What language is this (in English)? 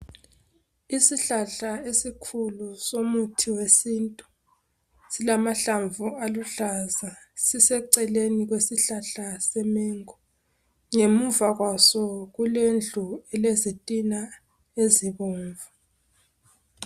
North Ndebele